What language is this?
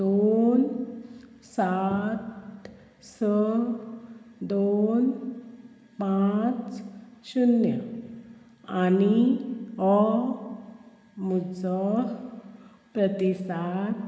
Konkani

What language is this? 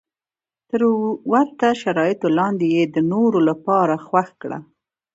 Pashto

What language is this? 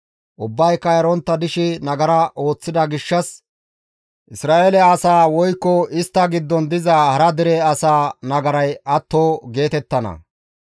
Gamo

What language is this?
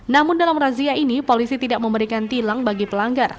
Indonesian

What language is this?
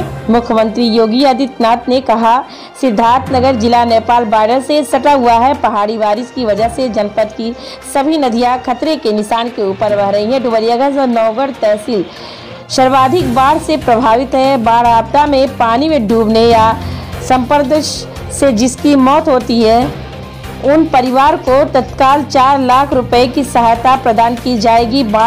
Hindi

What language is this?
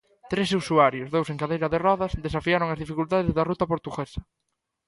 Galician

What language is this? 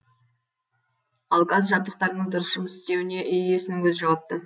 Kazakh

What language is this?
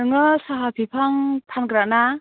Bodo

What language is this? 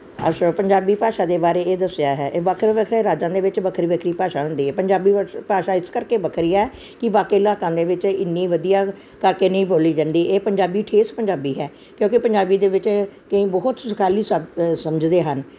Punjabi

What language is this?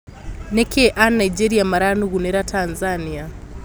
Kikuyu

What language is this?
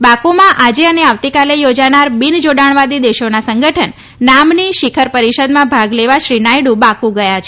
Gujarati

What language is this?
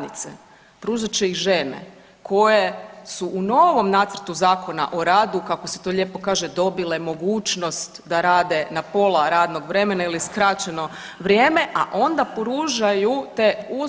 Croatian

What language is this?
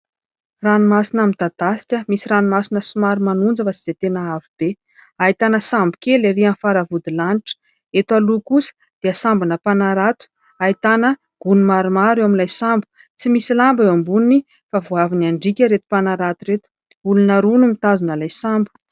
Malagasy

